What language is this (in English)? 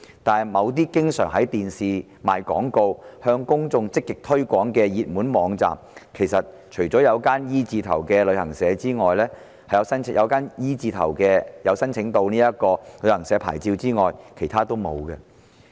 Cantonese